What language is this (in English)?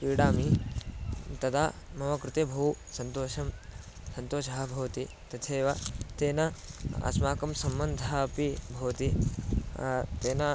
Sanskrit